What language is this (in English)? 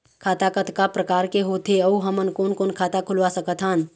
Chhattisgarhi